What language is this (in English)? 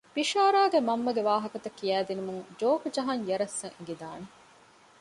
Divehi